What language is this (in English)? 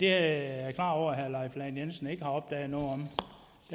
Danish